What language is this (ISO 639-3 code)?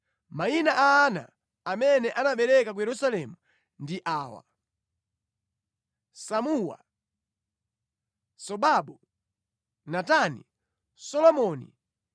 nya